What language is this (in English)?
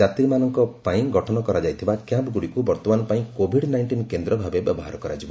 Odia